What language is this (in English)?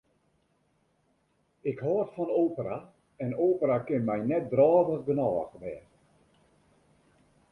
Western Frisian